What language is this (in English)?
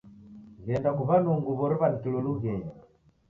Taita